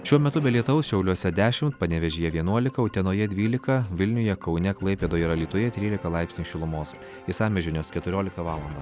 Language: Lithuanian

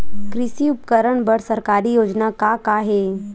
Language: Chhattisgarhi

